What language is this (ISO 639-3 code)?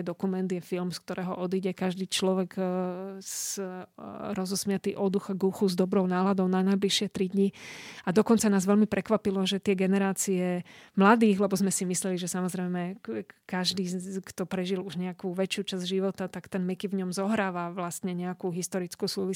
slk